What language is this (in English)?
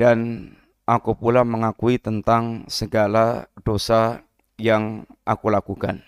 Indonesian